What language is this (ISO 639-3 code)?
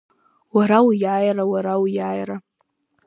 abk